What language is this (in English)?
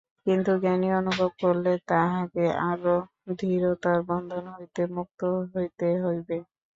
Bangla